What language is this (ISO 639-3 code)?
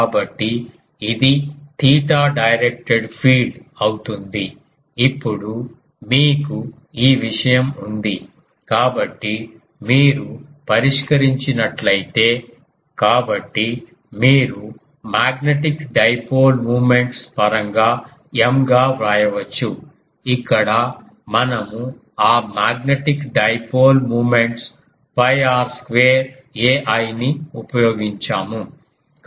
tel